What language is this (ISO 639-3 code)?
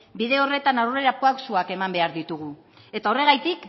eus